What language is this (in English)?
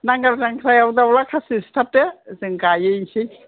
Bodo